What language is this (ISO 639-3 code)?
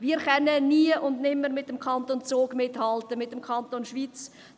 gsw